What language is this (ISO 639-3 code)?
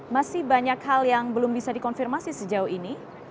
ind